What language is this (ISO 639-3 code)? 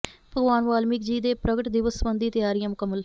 pan